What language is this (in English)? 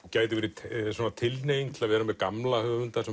Icelandic